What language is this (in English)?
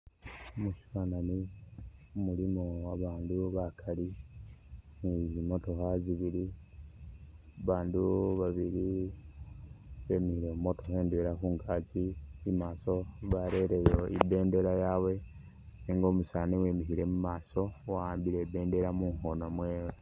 Masaaba